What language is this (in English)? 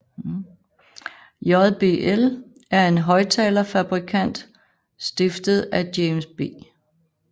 Danish